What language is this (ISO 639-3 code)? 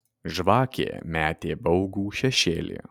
lit